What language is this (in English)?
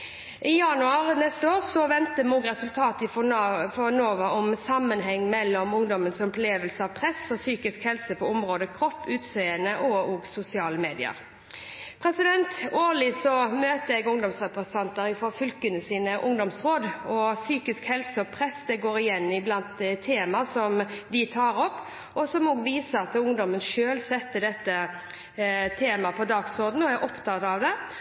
Norwegian Bokmål